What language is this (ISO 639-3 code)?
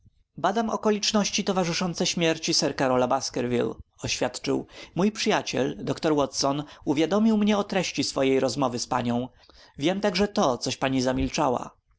pol